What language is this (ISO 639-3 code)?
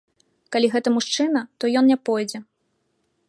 bel